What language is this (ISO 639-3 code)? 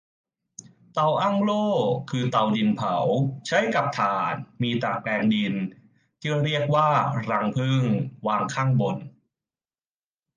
tha